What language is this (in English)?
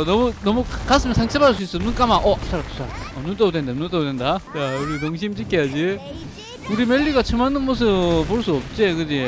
Korean